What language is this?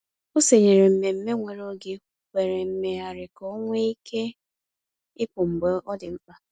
Igbo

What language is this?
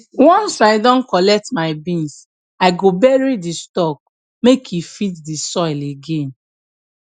Nigerian Pidgin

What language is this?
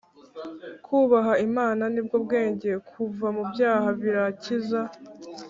Kinyarwanda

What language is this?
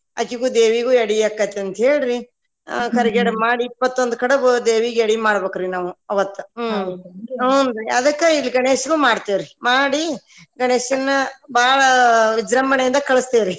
Kannada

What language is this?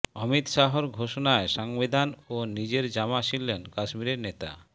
Bangla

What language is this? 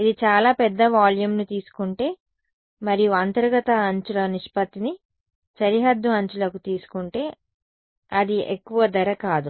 Telugu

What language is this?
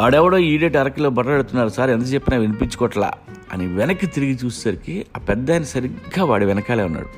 Telugu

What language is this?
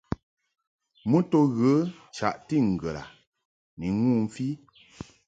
Mungaka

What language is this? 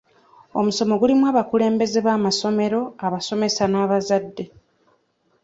Ganda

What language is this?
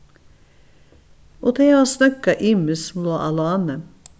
Faroese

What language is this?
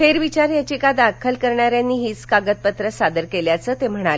Marathi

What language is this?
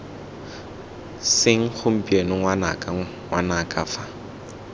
Tswana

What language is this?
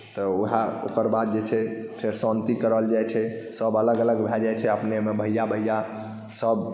Maithili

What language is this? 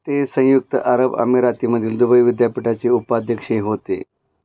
Marathi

